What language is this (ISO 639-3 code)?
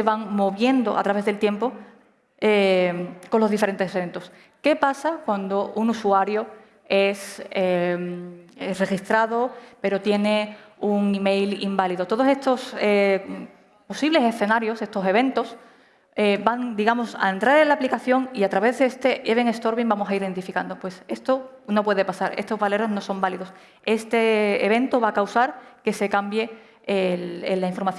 spa